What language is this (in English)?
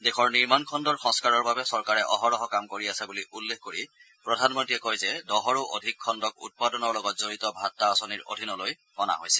Assamese